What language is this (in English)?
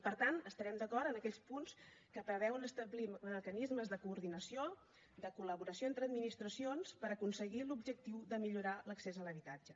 Catalan